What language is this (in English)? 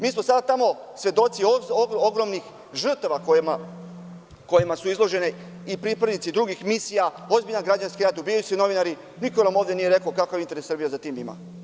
Serbian